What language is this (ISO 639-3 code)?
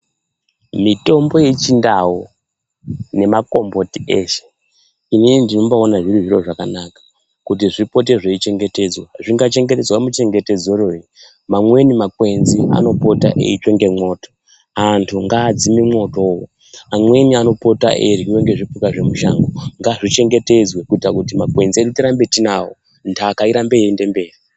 ndc